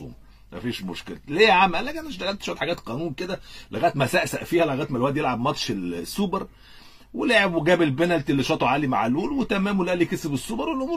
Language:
Arabic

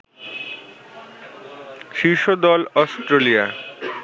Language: Bangla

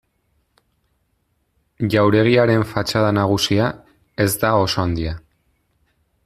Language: Basque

